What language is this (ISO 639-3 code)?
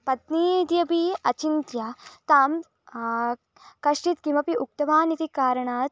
san